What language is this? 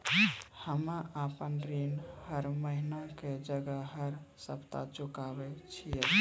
Maithili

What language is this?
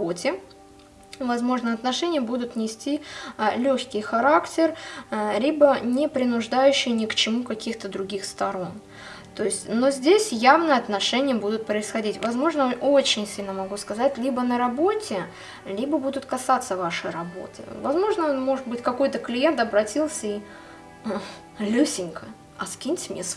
Russian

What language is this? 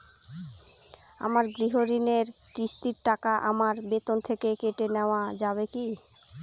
Bangla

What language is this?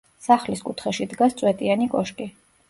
Georgian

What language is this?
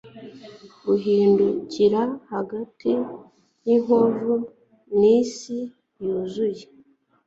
Kinyarwanda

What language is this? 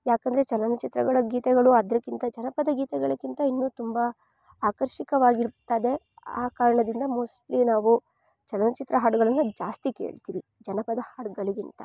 Kannada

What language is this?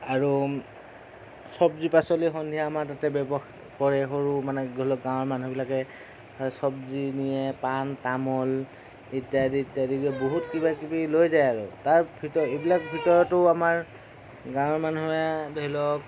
Assamese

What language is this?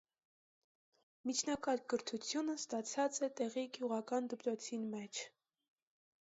Armenian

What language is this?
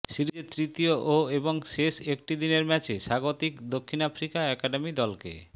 Bangla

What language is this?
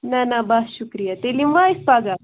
Kashmiri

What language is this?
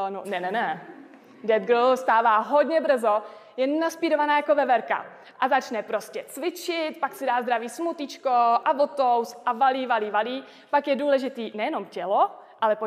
Czech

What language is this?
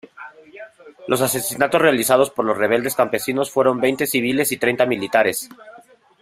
Spanish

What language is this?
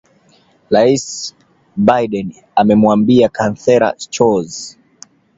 Swahili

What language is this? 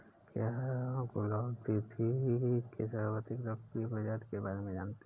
Hindi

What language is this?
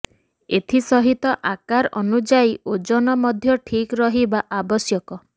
Odia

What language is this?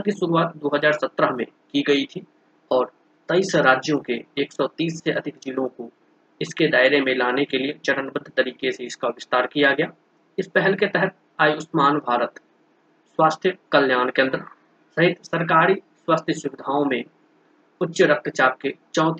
Hindi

